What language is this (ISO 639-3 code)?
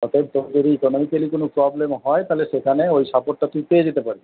ben